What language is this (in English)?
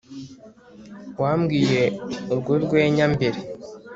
Kinyarwanda